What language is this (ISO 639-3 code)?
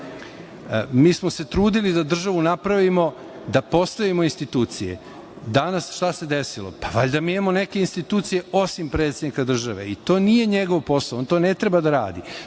srp